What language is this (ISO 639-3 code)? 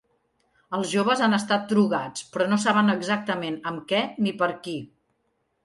cat